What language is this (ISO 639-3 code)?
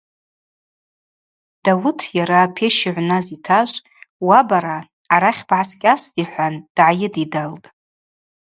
abq